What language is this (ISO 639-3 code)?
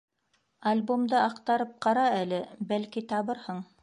bak